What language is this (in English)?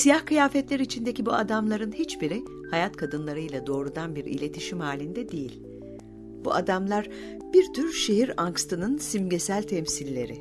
Turkish